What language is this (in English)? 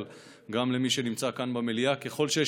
Hebrew